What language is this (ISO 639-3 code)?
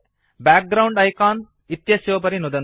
san